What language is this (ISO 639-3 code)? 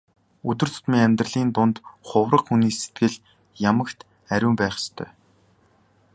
mon